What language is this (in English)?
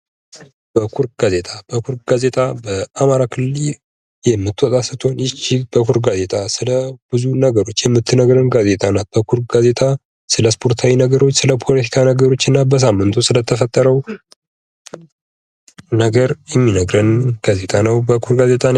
Amharic